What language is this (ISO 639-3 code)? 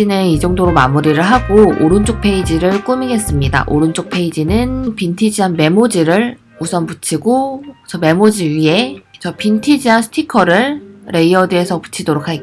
kor